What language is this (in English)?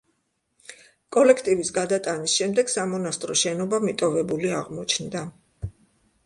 Georgian